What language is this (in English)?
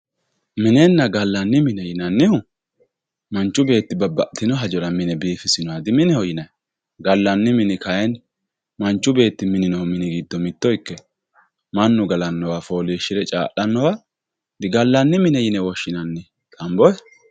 Sidamo